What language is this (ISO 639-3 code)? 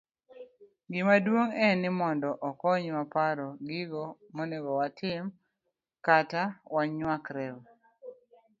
luo